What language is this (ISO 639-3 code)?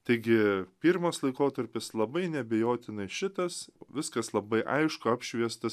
lit